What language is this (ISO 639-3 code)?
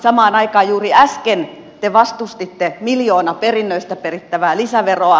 fin